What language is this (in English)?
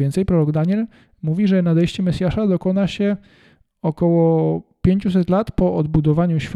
Polish